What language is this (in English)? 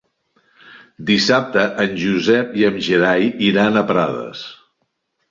Catalan